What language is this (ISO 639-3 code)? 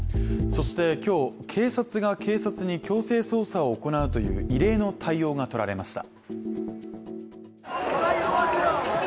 jpn